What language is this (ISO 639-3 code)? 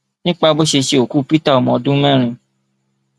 yor